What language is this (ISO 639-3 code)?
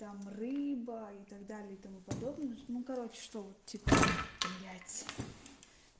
rus